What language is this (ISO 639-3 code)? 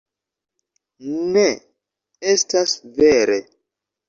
epo